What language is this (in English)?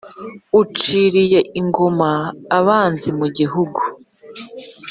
Kinyarwanda